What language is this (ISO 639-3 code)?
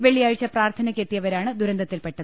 mal